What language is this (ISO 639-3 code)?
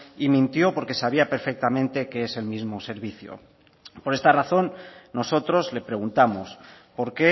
spa